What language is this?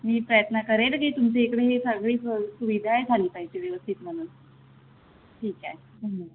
Marathi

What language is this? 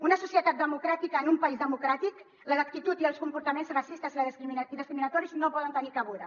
Catalan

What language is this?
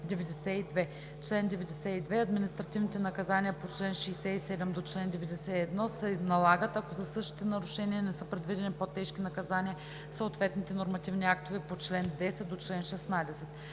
Bulgarian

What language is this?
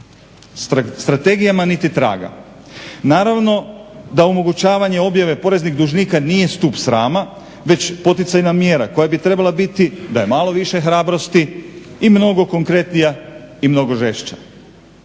Croatian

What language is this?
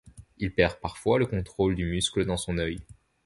French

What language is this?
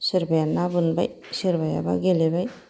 Bodo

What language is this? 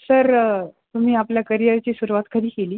Marathi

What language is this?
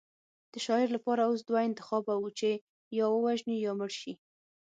Pashto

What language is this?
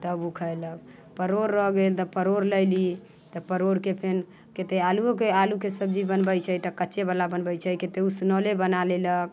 Maithili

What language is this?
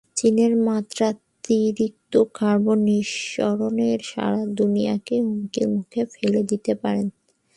Bangla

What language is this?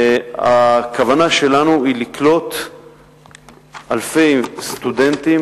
Hebrew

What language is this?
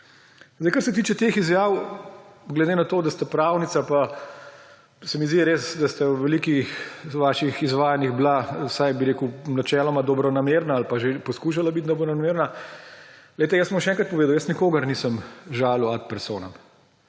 Slovenian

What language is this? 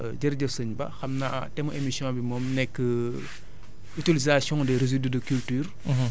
Wolof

